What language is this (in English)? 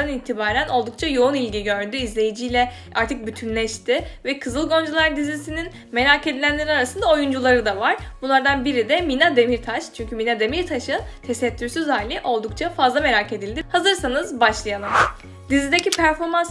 Turkish